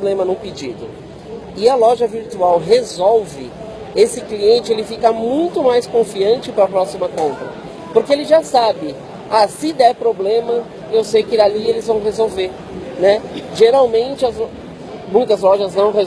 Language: Portuguese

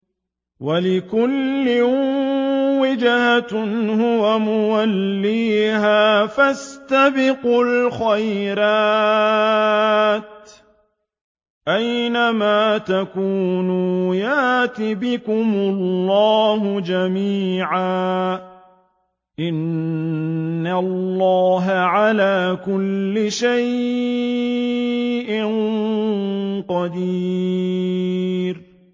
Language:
Arabic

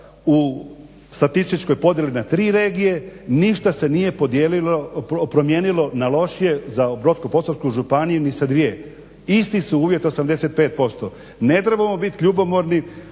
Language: Croatian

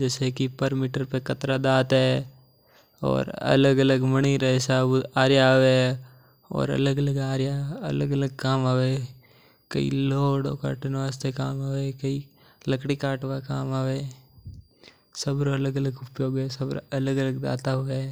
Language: Mewari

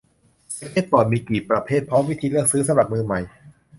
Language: Thai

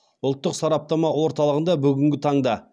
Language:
Kazakh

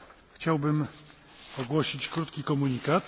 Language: Polish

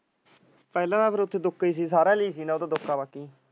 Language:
Punjabi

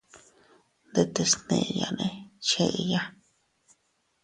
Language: Teutila Cuicatec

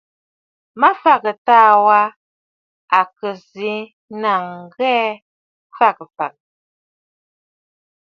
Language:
Bafut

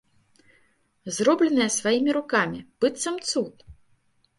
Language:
Belarusian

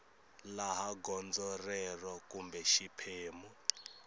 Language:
Tsonga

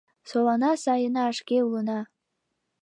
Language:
Mari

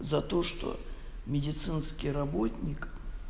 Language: Russian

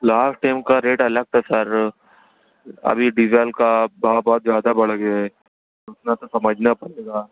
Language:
Urdu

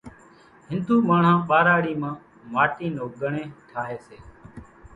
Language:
Kachi Koli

